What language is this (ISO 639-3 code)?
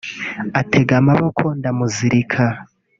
kin